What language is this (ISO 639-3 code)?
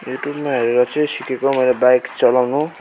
nep